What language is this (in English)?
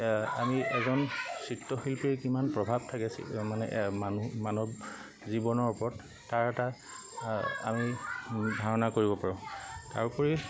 Assamese